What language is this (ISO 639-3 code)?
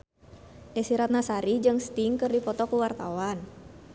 sun